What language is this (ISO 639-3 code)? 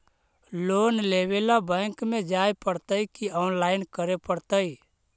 mag